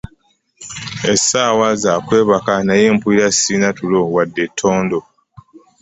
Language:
Ganda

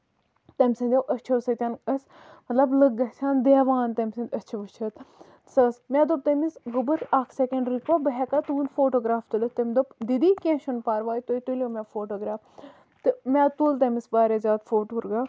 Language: Kashmiri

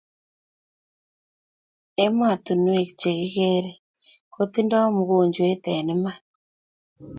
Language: Kalenjin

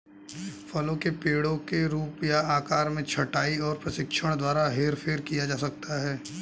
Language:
Hindi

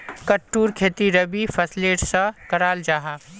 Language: Magahi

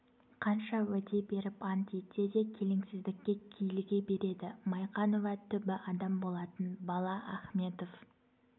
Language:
Kazakh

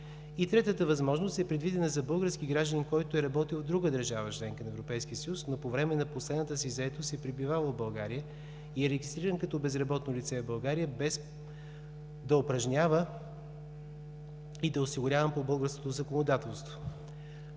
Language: Bulgarian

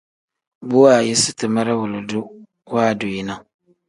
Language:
Tem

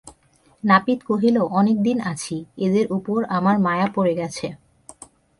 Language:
Bangla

